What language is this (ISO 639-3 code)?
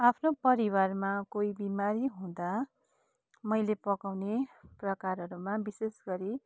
nep